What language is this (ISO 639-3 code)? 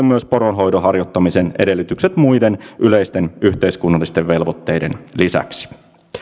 fin